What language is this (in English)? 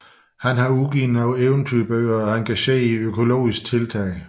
Danish